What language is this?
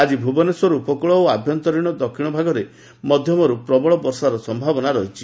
Odia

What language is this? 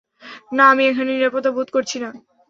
Bangla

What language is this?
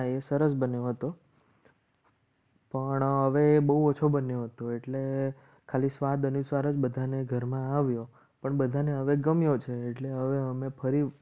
Gujarati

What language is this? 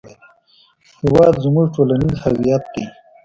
Pashto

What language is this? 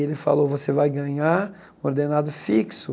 Portuguese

